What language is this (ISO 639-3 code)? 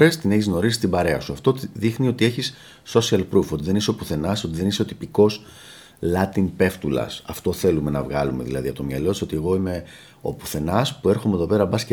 ell